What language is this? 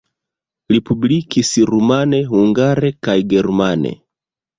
Esperanto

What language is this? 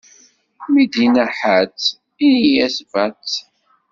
Kabyle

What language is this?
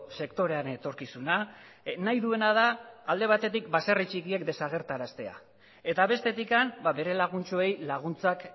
Basque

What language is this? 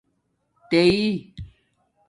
Domaaki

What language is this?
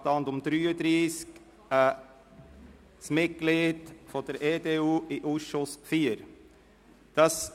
Swiss German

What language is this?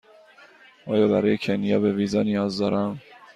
Persian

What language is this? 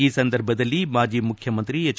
Kannada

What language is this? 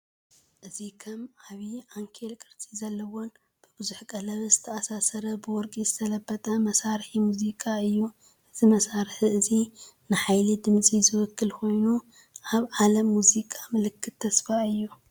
Tigrinya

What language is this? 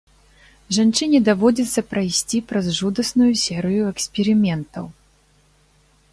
Belarusian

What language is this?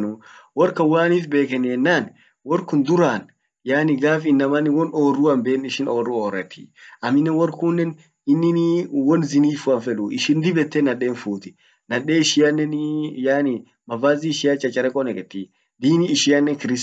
Orma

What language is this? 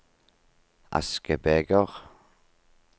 Norwegian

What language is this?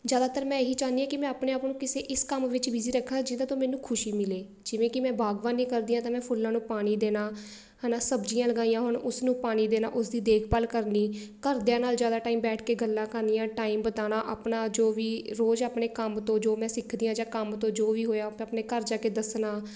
Punjabi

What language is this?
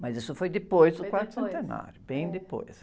Portuguese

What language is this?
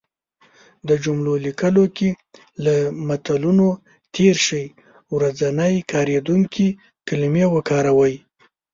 Pashto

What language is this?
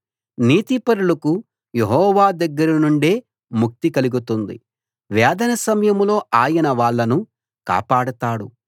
Telugu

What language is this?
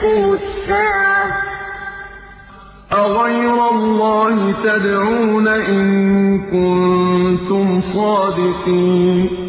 Arabic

